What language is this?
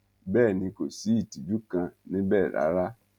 Yoruba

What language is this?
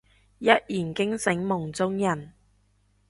Cantonese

